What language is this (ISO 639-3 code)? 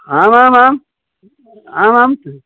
san